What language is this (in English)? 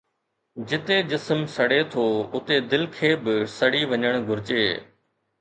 Sindhi